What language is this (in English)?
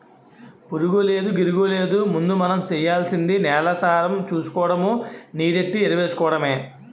Telugu